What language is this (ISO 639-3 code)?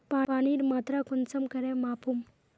mag